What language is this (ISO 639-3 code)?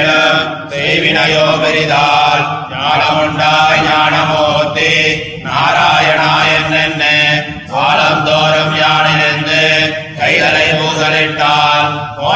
tam